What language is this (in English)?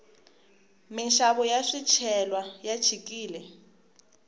Tsonga